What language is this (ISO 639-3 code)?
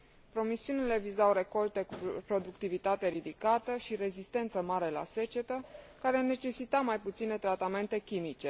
ron